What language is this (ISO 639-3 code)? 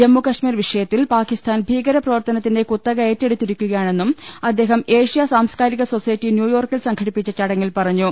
mal